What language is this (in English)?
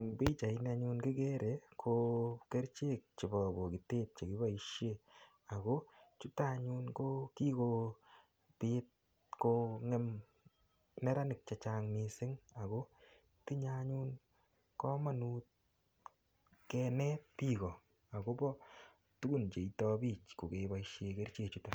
Kalenjin